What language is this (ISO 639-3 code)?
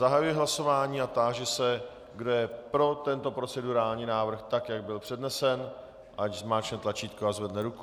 ces